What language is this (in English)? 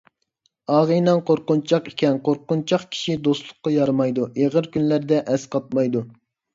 Uyghur